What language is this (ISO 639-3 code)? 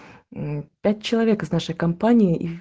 rus